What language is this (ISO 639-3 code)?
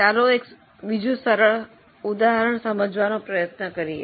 guj